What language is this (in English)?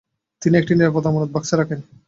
Bangla